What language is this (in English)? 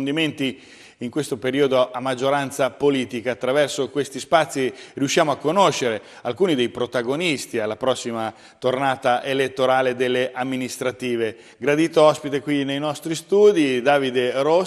Italian